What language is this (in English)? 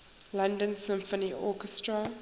English